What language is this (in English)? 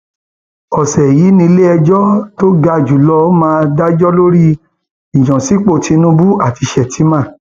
Yoruba